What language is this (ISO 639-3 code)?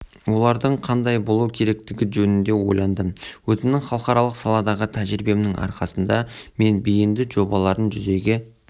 kaz